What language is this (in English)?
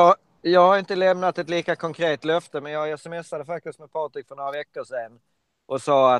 Swedish